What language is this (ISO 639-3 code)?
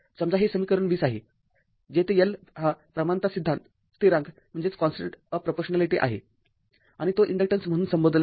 mar